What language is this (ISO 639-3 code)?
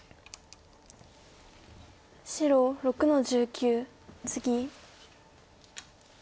jpn